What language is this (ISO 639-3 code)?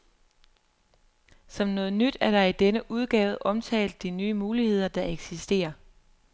dan